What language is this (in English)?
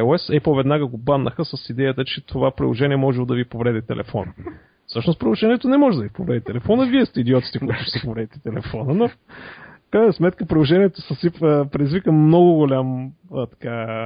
Bulgarian